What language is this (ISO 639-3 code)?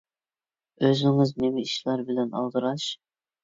uig